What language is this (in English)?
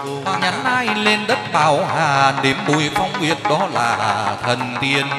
Vietnamese